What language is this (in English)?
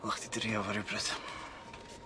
Welsh